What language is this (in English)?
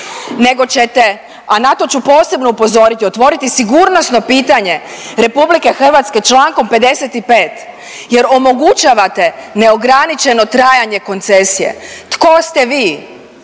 Croatian